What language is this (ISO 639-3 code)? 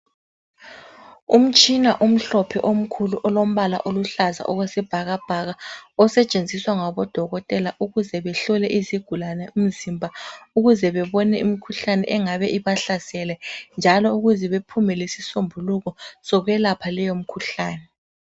nde